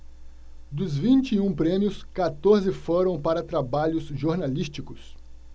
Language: Portuguese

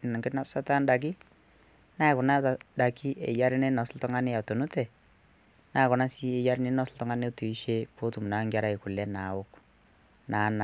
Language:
Masai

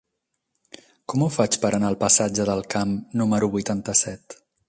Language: Catalan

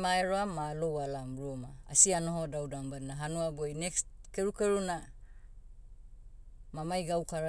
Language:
Motu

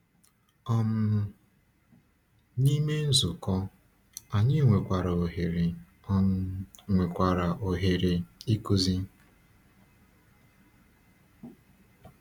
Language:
Igbo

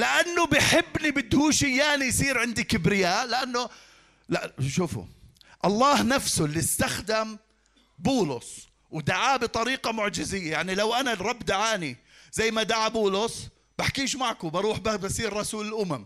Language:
Arabic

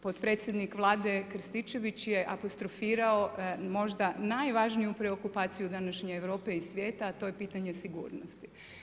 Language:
Croatian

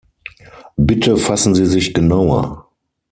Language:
German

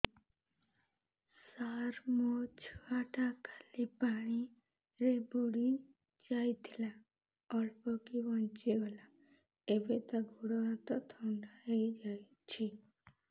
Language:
Odia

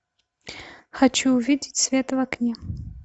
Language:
Russian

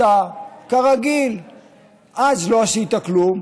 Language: Hebrew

